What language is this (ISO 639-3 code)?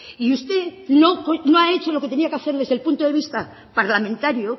spa